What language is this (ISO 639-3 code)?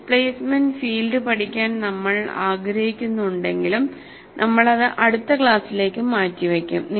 mal